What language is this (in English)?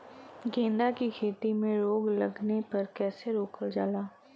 Bhojpuri